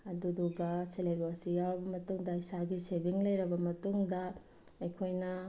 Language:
Manipuri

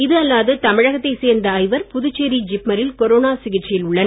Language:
Tamil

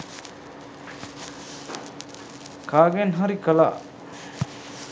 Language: Sinhala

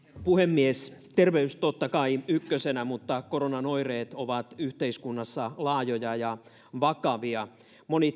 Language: Finnish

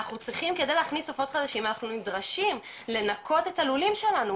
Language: Hebrew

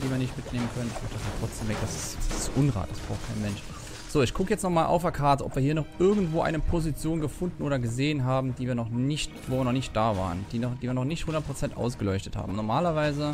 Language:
German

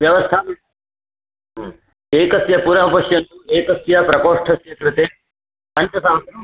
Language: Sanskrit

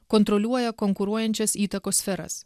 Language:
Lithuanian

